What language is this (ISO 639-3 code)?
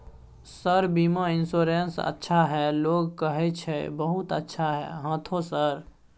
mai